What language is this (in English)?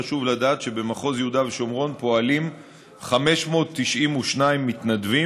Hebrew